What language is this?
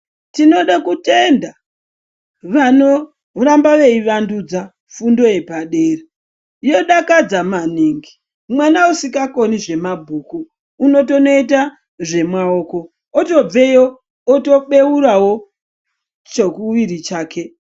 Ndau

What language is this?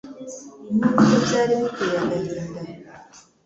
Kinyarwanda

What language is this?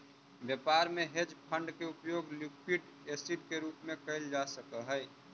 Magahi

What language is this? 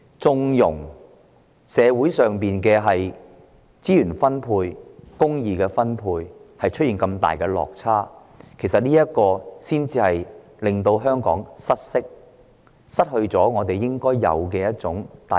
Cantonese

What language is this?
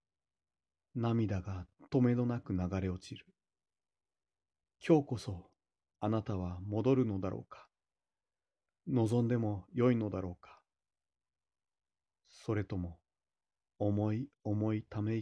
Japanese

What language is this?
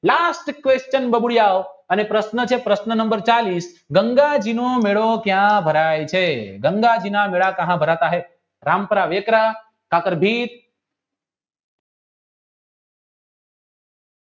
Gujarati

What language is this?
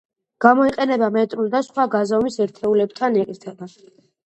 Georgian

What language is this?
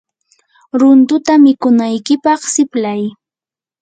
Yanahuanca Pasco Quechua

